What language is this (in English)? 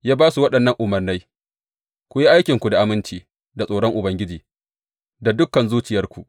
Hausa